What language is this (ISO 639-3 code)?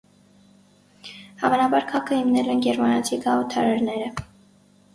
hye